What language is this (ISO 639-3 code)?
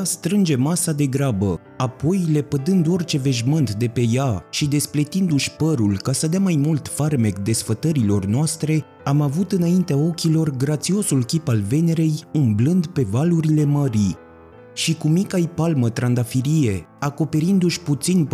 ron